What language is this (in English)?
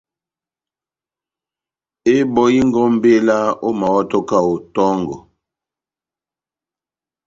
Batanga